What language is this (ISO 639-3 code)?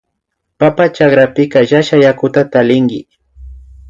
qvi